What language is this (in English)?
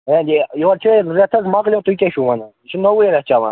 Kashmiri